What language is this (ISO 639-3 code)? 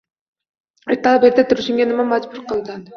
uzb